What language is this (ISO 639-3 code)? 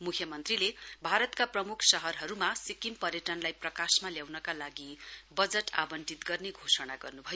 nep